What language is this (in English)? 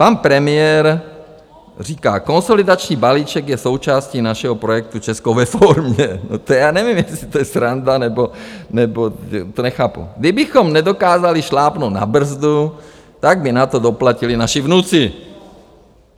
Czech